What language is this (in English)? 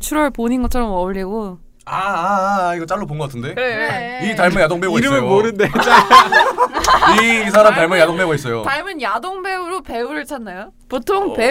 Korean